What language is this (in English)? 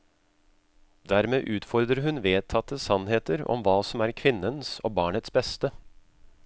Norwegian